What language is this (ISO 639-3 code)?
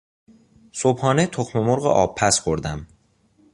fas